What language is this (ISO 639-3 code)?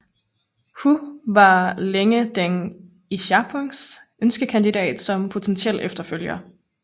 dan